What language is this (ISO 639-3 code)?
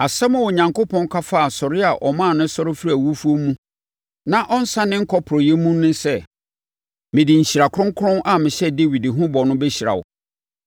aka